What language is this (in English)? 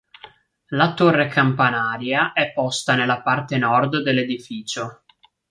Italian